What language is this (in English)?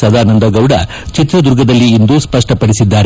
Kannada